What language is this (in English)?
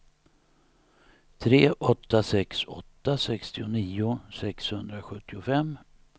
Swedish